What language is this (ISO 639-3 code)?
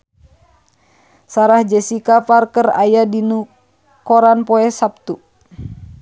sun